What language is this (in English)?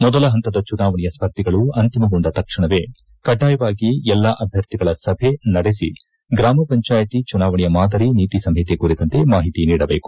Kannada